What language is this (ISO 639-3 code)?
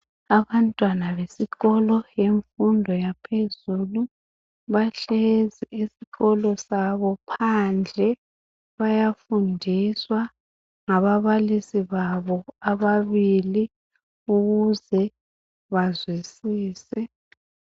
nde